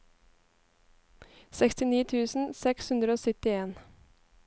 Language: Norwegian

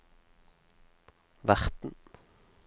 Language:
Norwegian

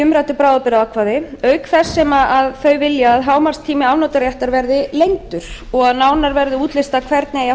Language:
Icelandic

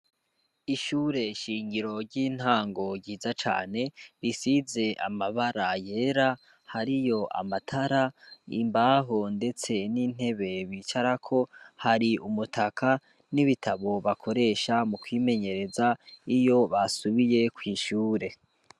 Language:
Rundi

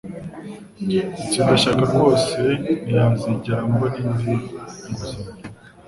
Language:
Kinyarwanda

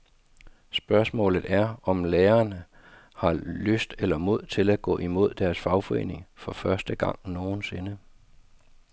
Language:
Danish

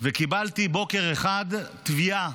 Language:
Hebrew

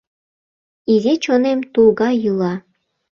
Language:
Mari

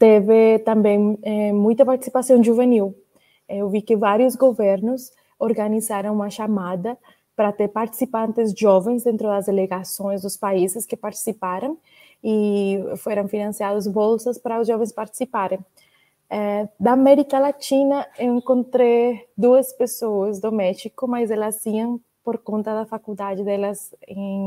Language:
Portuguese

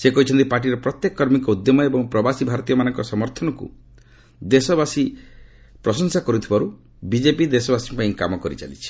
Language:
Odia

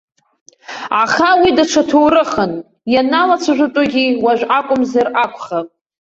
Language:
Abkhazian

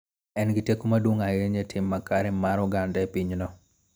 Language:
Luo (Kenya and Tanzania)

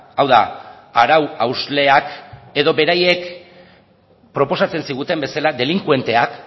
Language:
Basque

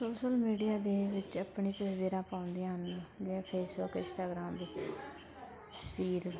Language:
Punjabi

